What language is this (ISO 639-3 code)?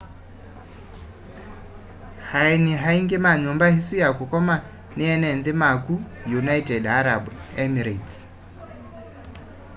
kam